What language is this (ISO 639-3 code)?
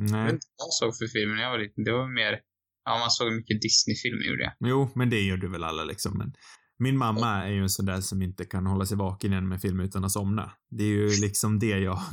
swe